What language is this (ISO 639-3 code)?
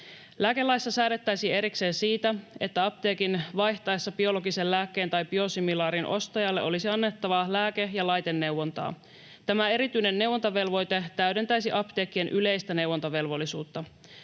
fin